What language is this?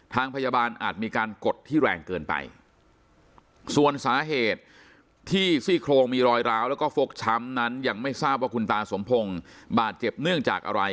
Thai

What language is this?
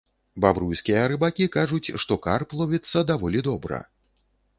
Belarusian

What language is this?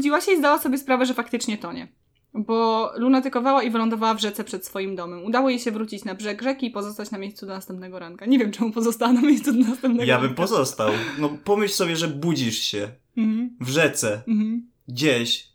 Polish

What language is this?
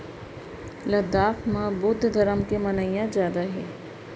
Chhattisgarhi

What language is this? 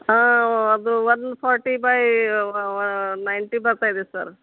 Kannada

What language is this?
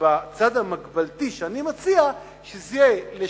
Hebrew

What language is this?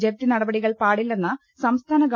Malayalam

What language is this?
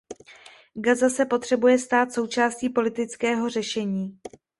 Czech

